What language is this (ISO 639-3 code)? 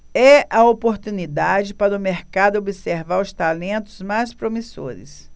por